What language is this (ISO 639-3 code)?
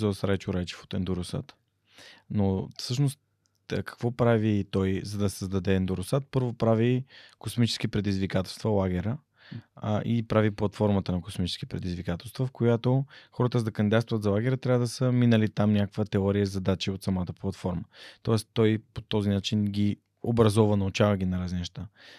bul